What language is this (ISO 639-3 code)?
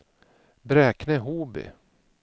swe